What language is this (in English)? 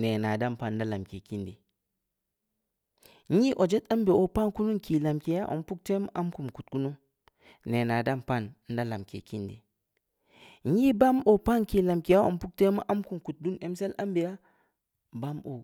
Samba Leko